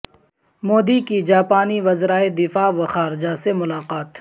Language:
Urdu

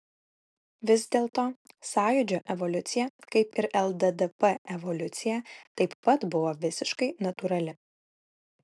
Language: Lithuanian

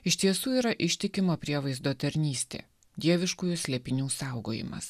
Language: Lithuanian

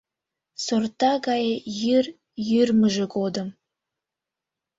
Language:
Mari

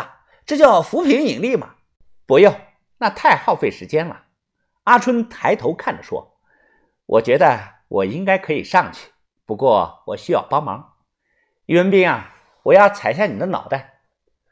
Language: Chinese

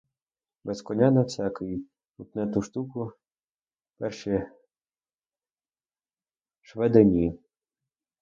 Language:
Ukrainian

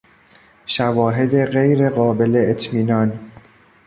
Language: Persian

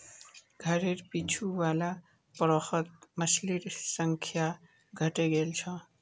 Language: Magahi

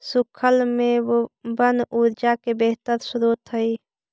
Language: Magahi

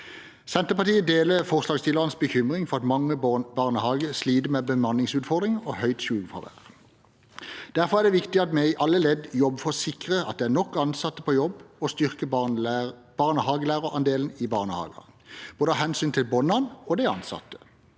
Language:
Norwegian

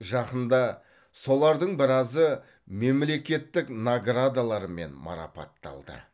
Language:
Kazakh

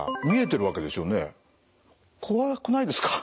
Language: Japanese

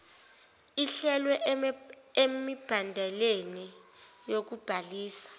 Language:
Zulu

